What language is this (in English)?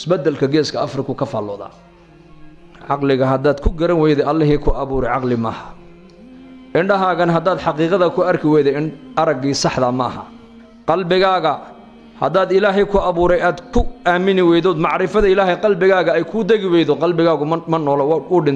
Arabic